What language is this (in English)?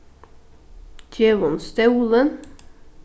Faroese